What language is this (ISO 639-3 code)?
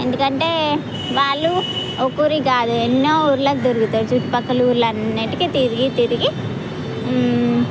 tel